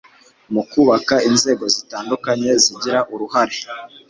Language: Kinyarwanda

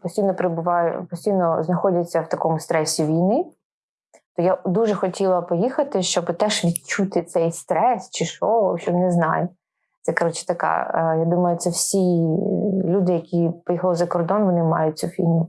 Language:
Ukrainian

